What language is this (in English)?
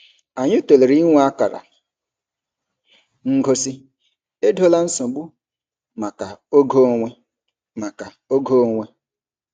Igbo